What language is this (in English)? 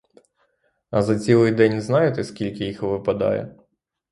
Ukrainian